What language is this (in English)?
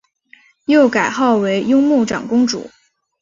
Chinese